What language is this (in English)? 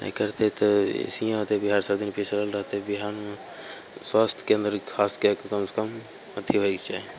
Maithili